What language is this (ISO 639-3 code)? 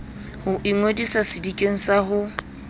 sot